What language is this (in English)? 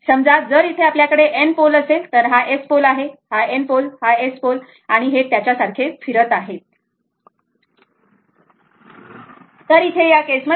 Marathi